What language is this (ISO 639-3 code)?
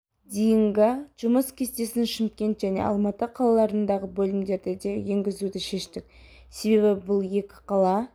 kaz